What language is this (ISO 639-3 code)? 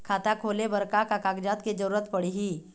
hne